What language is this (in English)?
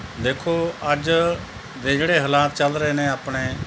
Punjabi